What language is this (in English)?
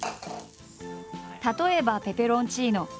Japanese